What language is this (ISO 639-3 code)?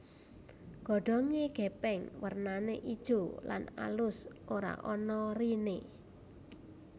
jav